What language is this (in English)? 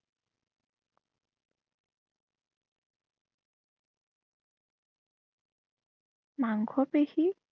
Assamese